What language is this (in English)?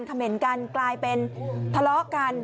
Thai